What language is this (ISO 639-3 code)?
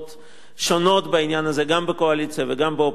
heb